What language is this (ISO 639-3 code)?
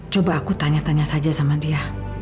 ind